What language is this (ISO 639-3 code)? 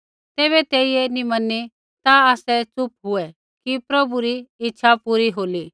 kfx